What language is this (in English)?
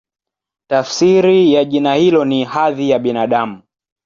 Swahili